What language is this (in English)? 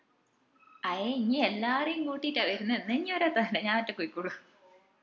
Malayalam